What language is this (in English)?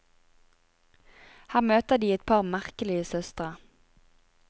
Norwegian